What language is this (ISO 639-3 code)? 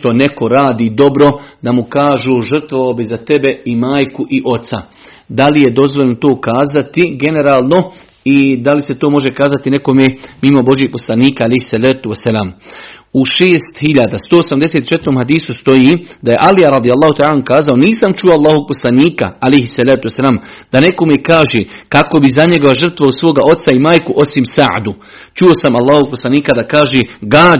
hrv